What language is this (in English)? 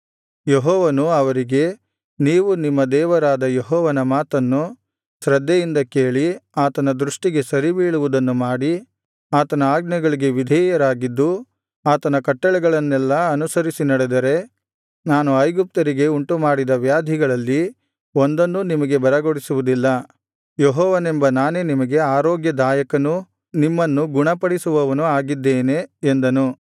Kannada